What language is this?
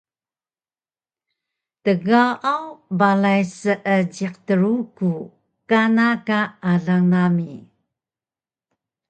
Taroko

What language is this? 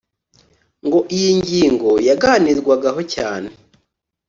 Kinyarwanda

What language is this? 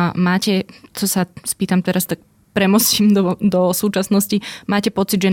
Slovak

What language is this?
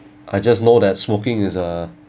English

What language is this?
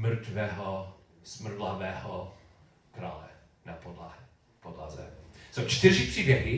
Czech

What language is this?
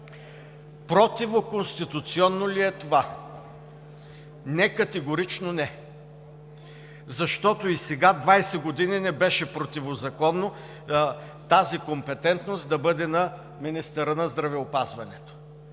Bulgarian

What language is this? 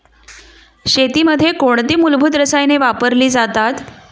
Marathi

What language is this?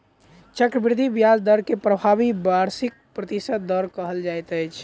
Maithili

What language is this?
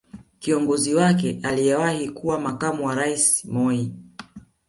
Swahili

